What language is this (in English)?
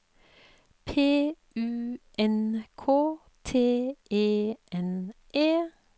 Norwegian